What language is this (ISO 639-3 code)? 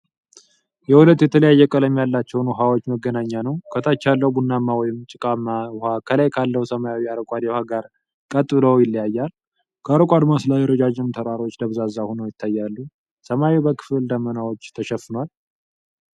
amh